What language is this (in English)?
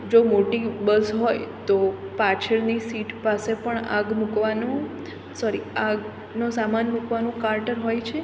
Gujarati